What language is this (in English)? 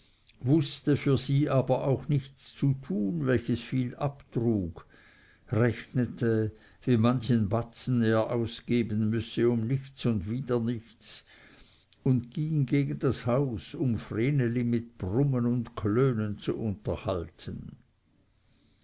German